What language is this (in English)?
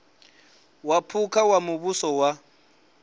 Venda